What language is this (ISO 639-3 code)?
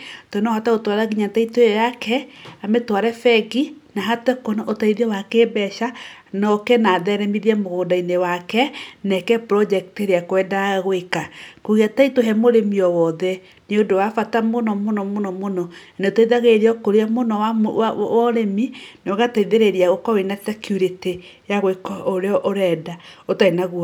kik